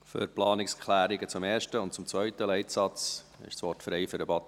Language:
Swiss German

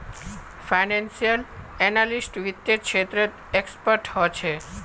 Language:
Magahi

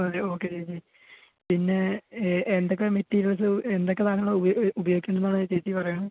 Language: Malayalam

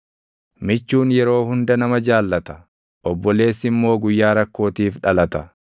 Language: Oromo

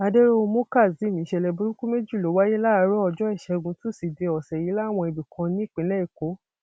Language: Yoruba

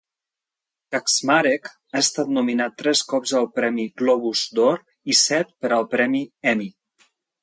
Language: Catalan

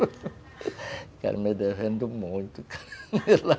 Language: Portuguese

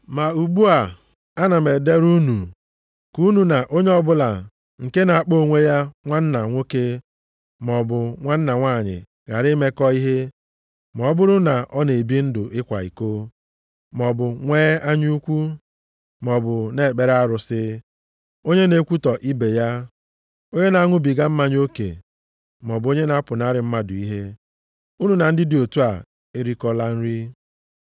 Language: Igbo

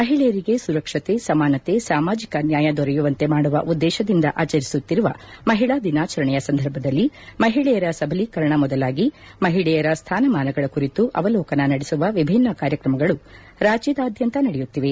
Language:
Kannada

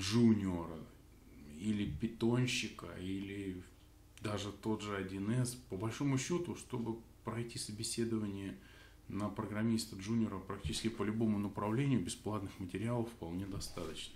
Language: Russian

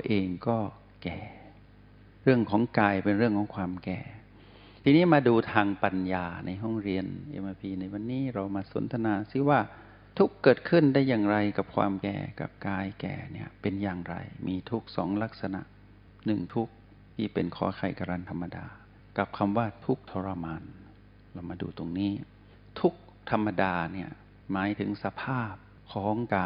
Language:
Thai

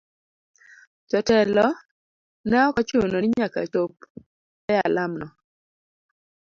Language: Luo (Kenya and Tanzania)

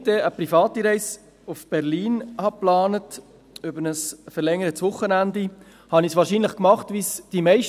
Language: Swiss German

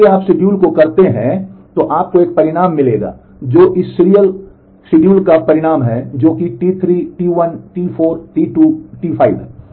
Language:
Hindi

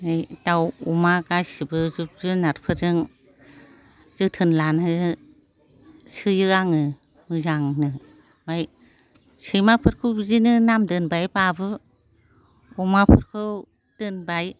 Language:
Bodo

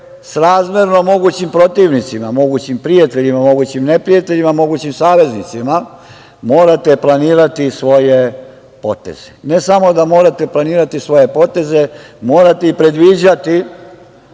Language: Serbian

